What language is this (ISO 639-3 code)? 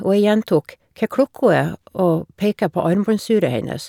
nor